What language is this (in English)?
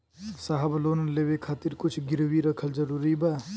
Bhojpuri